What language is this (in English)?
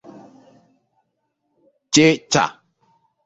Igbo